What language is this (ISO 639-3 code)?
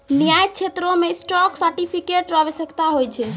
mai